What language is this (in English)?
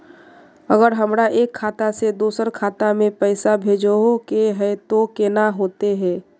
Magahi